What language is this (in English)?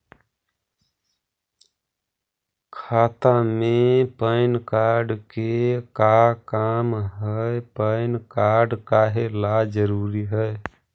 Magahi